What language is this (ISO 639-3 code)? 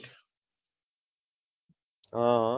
guj